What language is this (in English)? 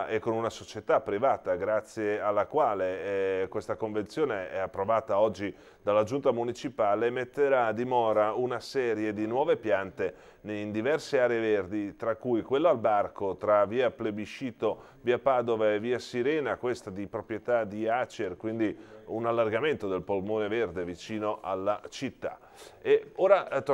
Italian